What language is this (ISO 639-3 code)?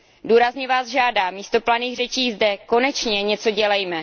ces